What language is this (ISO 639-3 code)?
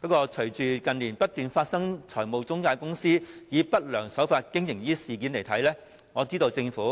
yue